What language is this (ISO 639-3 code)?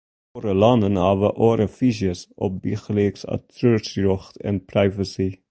fry